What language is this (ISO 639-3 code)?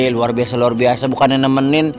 ind